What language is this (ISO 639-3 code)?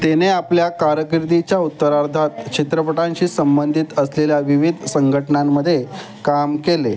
mar